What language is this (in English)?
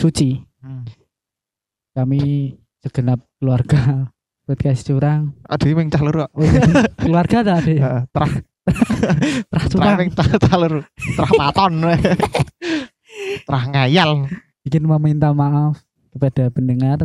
Indonesian